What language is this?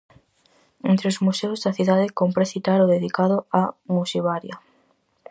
Galician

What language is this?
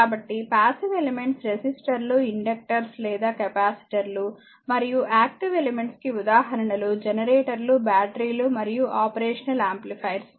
Telugu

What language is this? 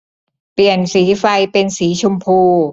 Thai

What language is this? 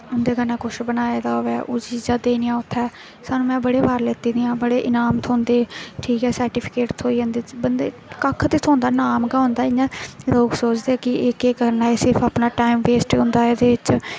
Dogri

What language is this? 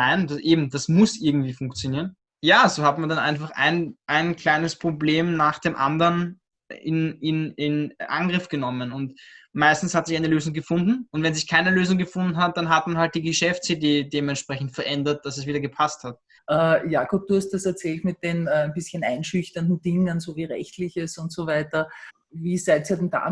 German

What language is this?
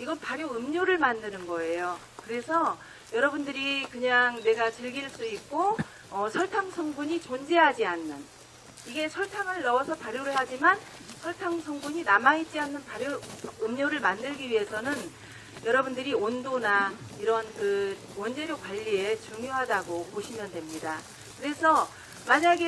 Korean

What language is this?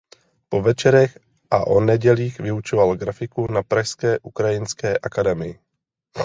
Czech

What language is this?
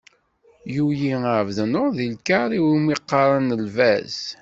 Kabyle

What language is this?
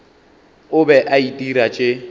Northern Sotho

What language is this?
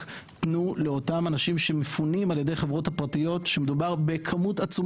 Hebrew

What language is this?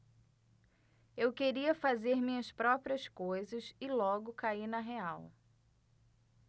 Portuguese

